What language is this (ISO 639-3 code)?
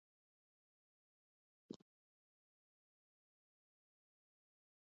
fry